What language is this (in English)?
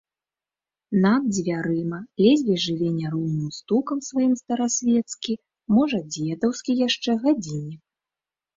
Belarusian